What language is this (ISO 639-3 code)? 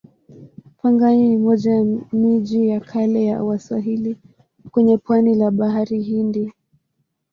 swa